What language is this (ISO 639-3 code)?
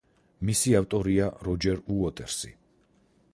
kat